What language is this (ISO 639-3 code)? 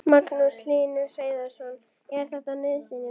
isl